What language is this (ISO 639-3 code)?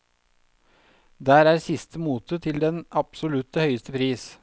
nor